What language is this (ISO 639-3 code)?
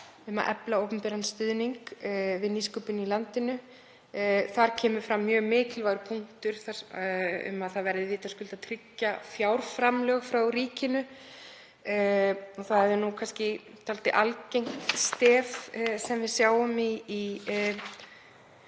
isl